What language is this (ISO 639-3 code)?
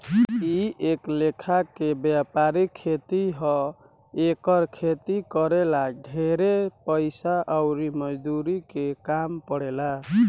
bho